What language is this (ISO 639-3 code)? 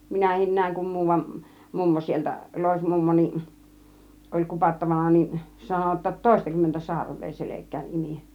fin